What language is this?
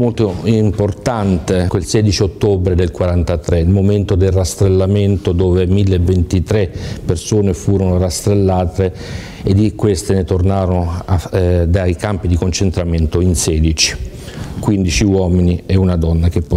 Italian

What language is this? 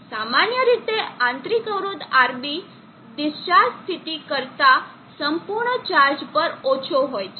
Gujarati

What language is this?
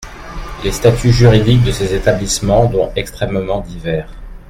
French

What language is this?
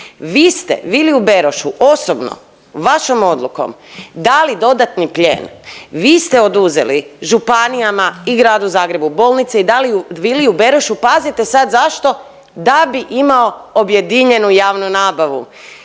Croatian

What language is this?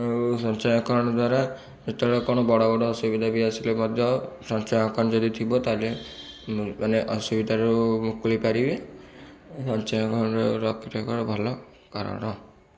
Odia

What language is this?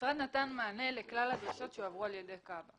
Hebrew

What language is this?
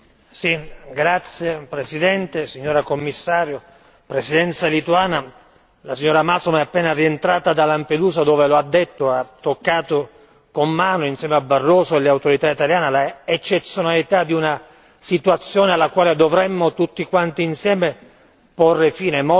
Italian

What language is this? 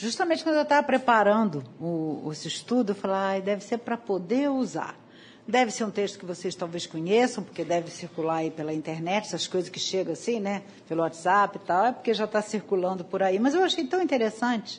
Portuguese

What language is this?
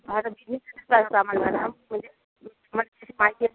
Marathi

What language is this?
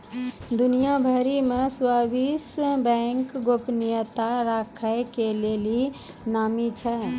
Maithili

